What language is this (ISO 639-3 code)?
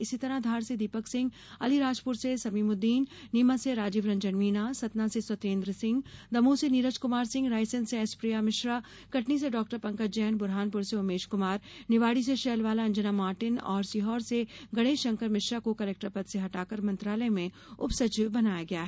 hin